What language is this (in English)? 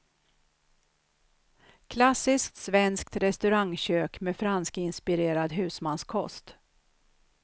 Swedish